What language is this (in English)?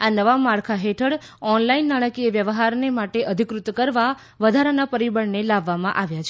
Gujarati